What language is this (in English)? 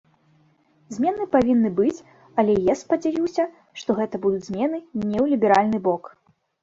Belarusian